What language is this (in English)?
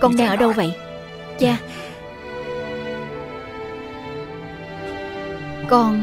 Vietnamese